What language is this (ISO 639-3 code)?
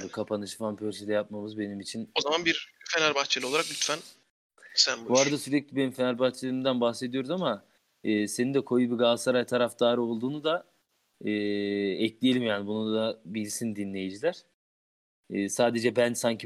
tur